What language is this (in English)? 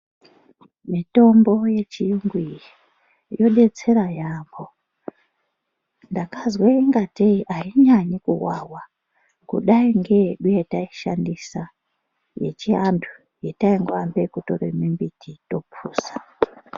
Ndau